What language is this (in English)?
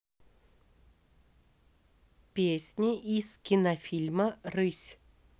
Russian